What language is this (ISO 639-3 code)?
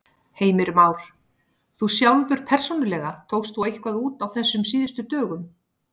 isl